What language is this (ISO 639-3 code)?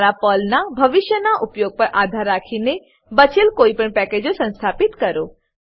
guj